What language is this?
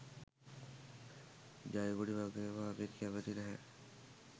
Sinhala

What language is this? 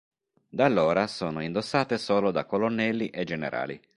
Italian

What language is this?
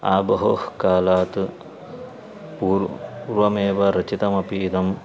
Sanskrit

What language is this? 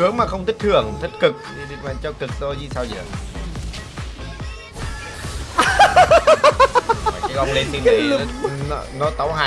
Vietnamese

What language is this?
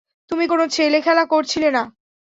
Bangla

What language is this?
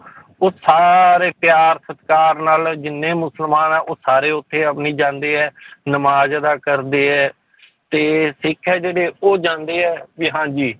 Punjabi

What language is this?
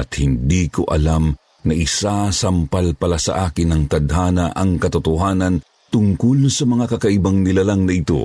Filipino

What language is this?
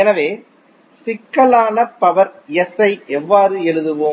Tamil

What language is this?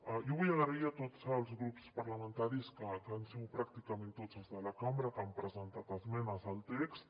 Catalan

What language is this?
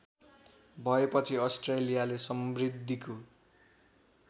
Nepali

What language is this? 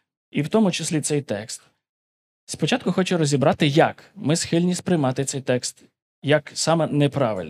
Ukrainian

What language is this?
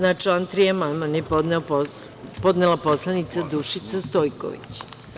Serbian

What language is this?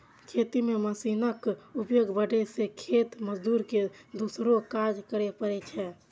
Maithili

